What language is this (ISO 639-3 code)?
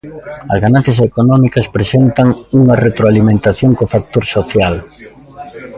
glg